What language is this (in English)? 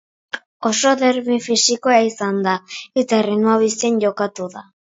Basque